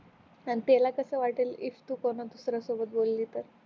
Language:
Marathi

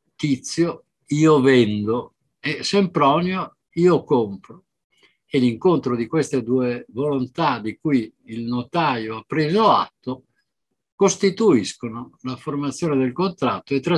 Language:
Italian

